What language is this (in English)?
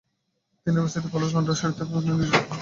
Bangla